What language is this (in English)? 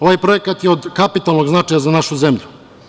Serbian